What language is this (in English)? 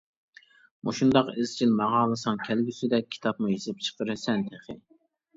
Uyghur